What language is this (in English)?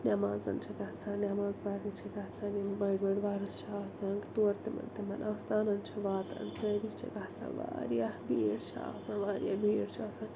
Kashmiri